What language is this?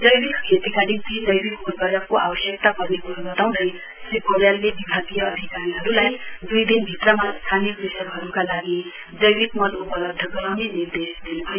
Nepali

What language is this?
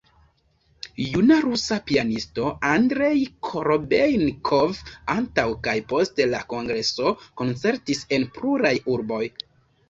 Esperanto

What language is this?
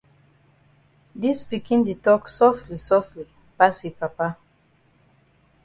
Cameroon Pidgin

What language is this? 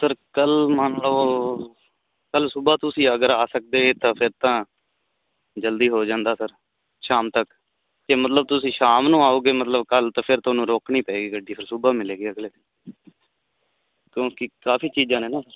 Punjabi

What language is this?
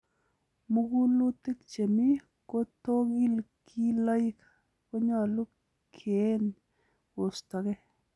Kalenjin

